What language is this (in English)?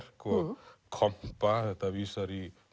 Icelandic